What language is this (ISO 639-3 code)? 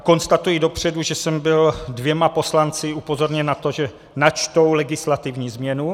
ces